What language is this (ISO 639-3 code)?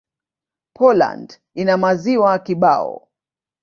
swa